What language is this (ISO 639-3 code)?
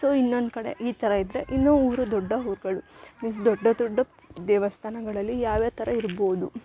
kan